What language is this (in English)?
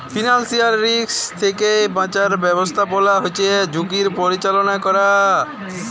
Bangla